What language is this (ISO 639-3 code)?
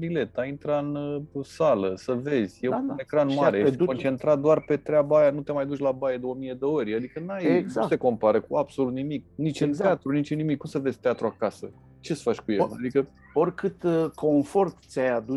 ron